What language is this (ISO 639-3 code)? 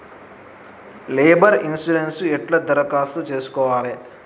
tel